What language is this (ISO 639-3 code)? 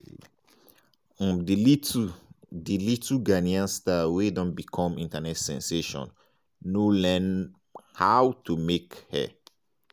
pcm